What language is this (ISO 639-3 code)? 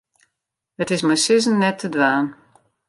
fry